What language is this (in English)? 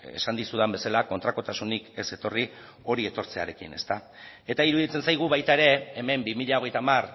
Basque